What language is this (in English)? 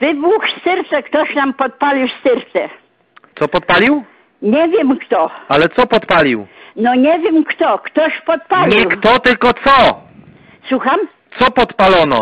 Polish